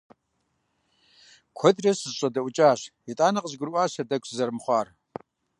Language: Kabardian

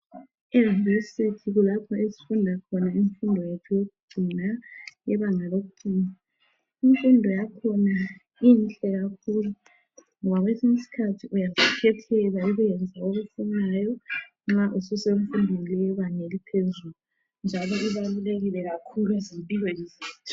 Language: North Ndebele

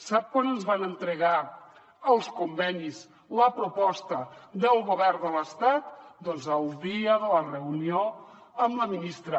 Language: Catalan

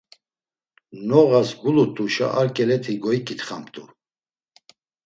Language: Laz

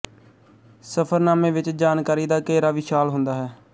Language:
Punjabi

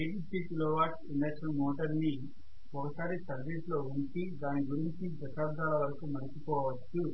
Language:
Telugu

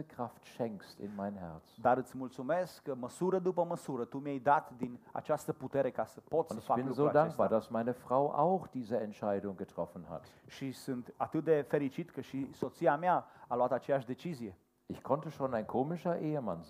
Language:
Romanian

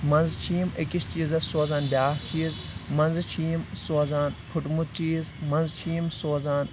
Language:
Kashmiri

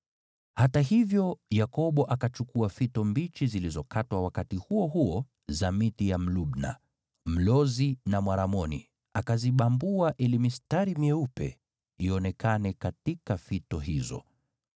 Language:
Swahili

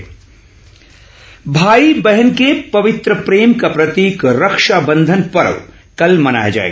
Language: Hindi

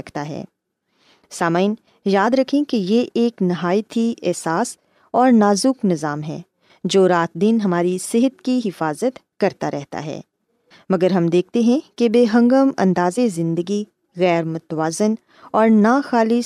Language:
Urdu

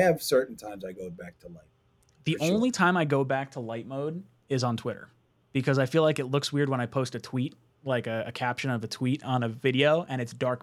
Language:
English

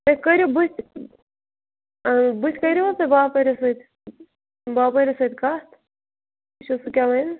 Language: Kashmiri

